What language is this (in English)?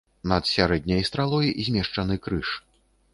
Belarusian